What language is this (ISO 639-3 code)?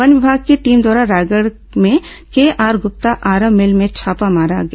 hin